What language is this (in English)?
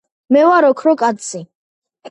Georgian